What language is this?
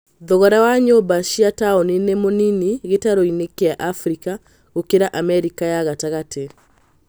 Kikuyu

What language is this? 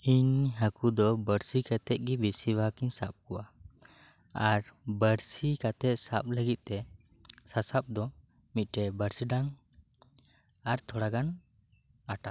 Santali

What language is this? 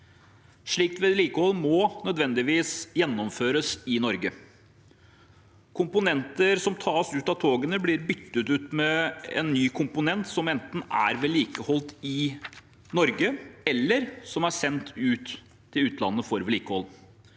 Norwegian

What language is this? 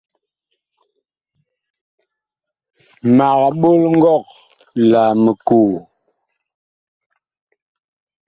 Bakoko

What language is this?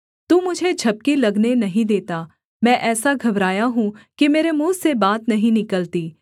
Hindi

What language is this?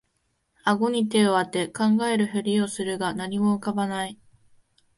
Japanese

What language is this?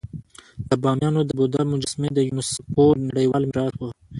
Pashto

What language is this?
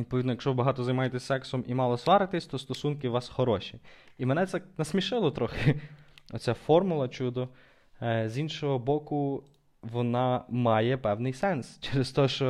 Ukrainian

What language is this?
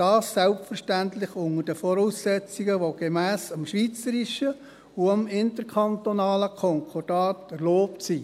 Swiss German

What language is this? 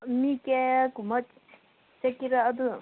Manipuri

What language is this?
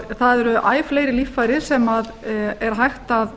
Icelandic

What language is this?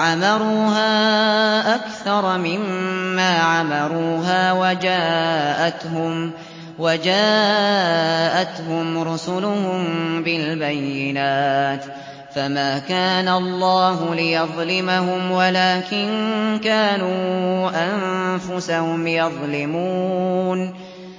Arabic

